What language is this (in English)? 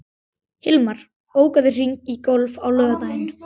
Icelandic